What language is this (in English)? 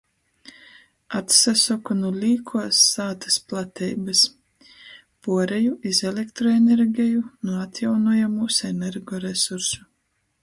Latgalian